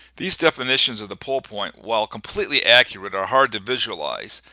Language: English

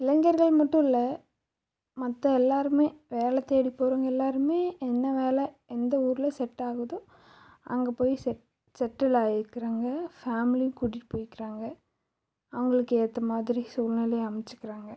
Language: Tamil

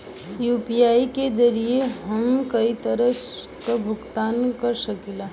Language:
Bhojpuri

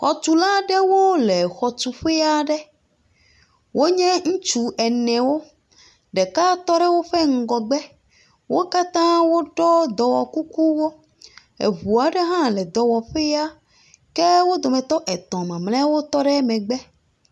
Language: Ewe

